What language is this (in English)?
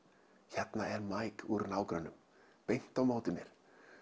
Icelandic